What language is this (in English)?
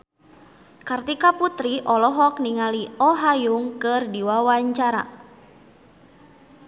Sundanese